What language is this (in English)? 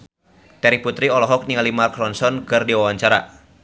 Sundanese